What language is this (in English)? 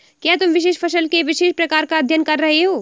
Hindi